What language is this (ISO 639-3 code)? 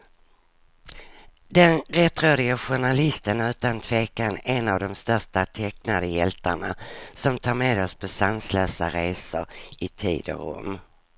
swe